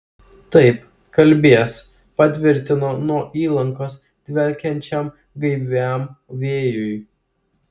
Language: Lithuanian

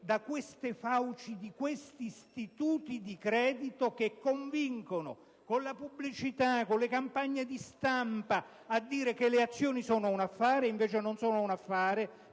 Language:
Italian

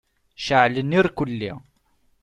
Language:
Kabyle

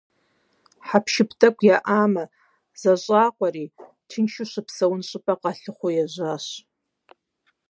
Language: Kabardian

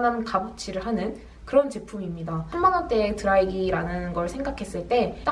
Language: Korean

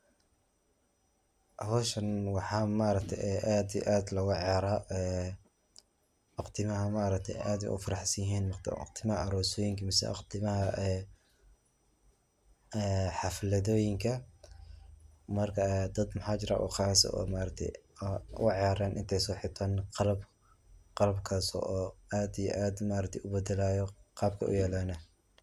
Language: Somali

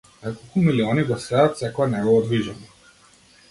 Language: Macedonian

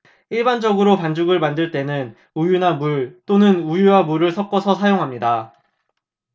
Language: Korean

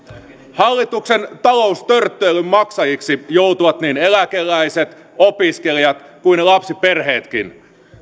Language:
Finnish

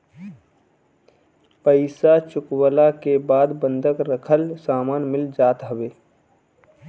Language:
Bhojpuri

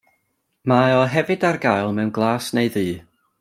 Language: Welsh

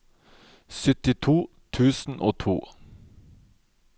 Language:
Norwegian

